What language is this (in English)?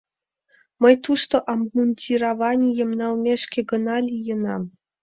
Mari